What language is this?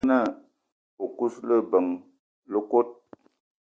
Eton (Cameroon)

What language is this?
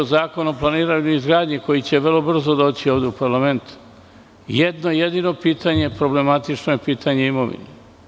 Serbian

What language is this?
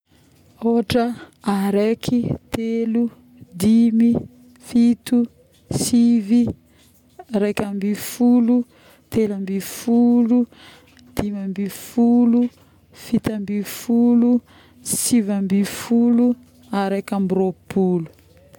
Northern Betsimisaraka Malagasy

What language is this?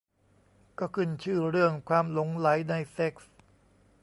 Thai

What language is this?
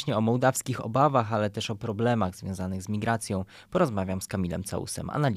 Polish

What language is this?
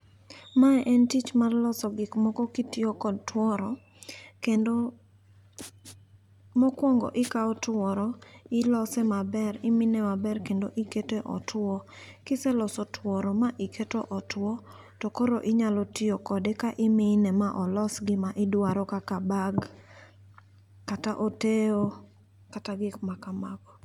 Luo (Kenya and Tanzania)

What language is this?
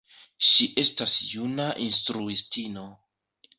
Esperanto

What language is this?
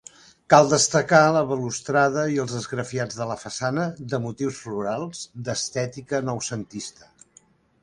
Catalan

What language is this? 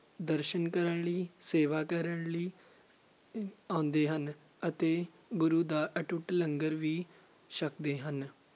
Punjabi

